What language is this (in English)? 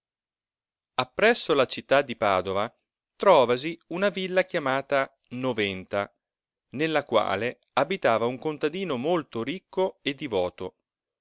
Italian